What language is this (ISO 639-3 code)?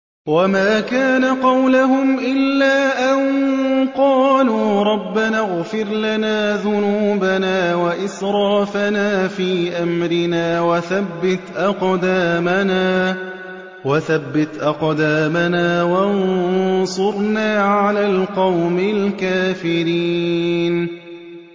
ara